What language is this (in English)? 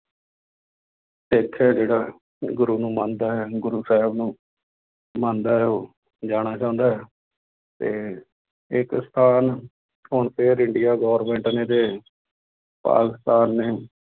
Punjabi